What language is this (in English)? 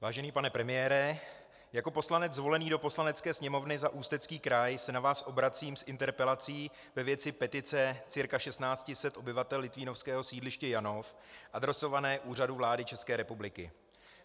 Czech